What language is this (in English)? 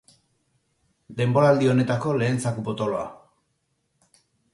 Basque